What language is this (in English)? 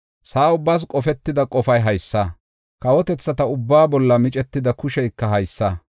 Gofa